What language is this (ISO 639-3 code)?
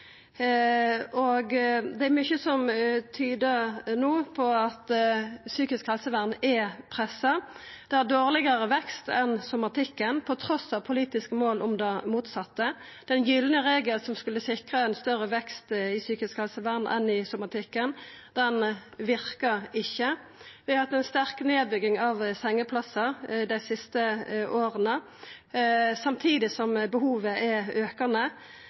nno